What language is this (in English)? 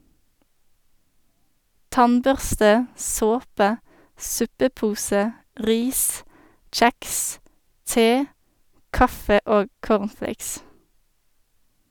Norwegian